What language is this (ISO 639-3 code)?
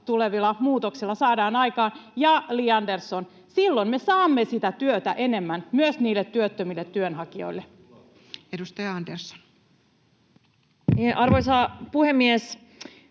fin